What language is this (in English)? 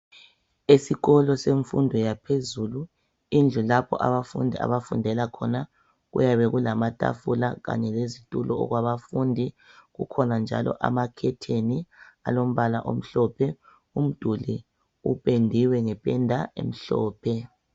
North Ndebele